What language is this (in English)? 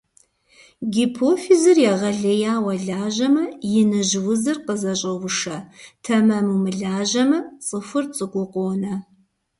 Kabardian